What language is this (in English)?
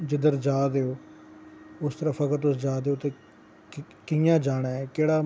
Dogri